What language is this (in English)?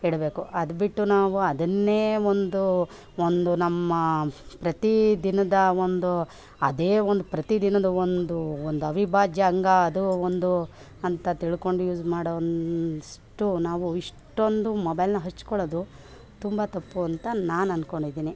Kannada